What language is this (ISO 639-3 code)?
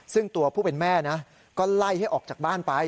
tha